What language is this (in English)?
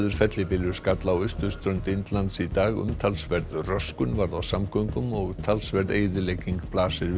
Icelandic